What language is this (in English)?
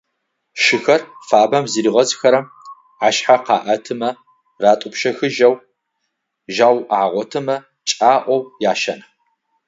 Adyghe